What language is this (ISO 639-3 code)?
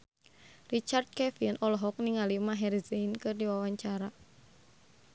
sun